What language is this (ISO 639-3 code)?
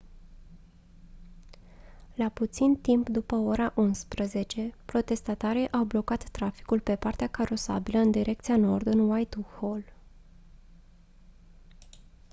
ron